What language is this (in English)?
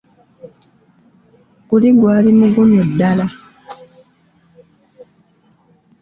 Ganda